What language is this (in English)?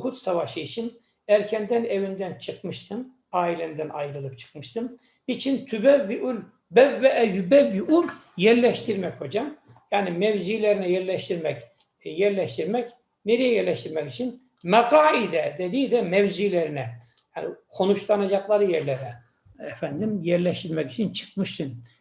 Turkish